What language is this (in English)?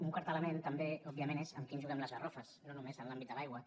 Catalan